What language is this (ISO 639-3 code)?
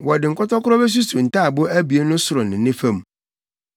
aka